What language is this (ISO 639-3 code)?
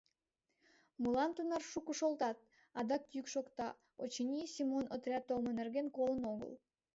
chm